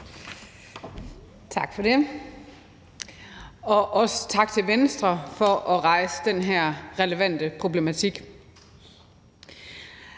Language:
Danish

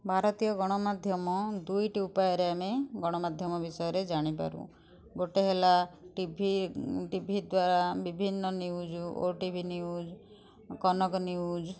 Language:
Odia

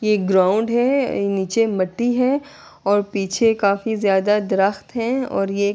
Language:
Urdu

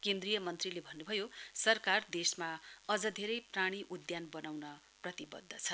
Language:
Nepali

